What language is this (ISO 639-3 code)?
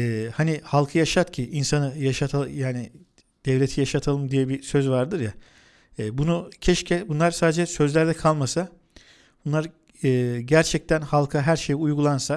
tur